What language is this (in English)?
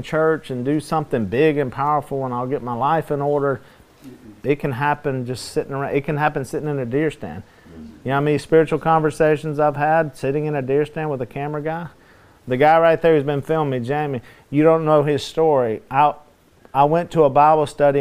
English